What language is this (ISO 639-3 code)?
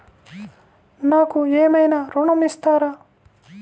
tel